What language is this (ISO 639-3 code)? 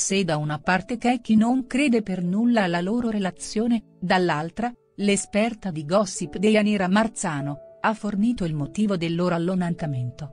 ita